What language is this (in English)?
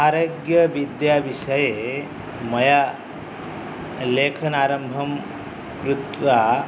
Sanskrit